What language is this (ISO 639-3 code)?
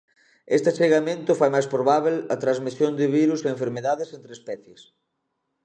glg